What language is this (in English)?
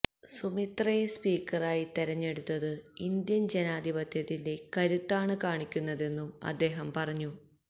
Malayalam